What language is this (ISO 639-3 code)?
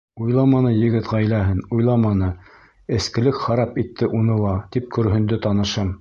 bak